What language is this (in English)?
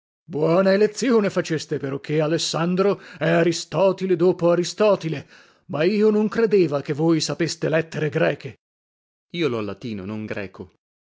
Italian